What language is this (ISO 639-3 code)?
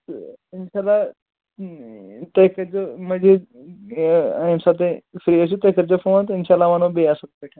kas